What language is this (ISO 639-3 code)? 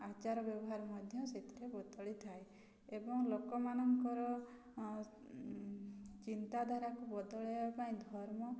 ori